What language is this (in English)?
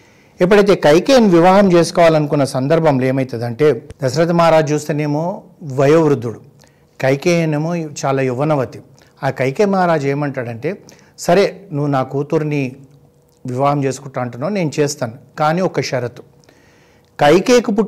Telugu